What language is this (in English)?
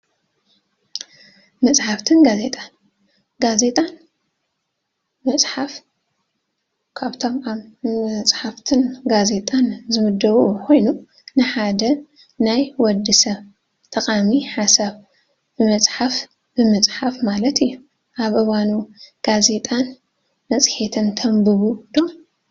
Tigrinya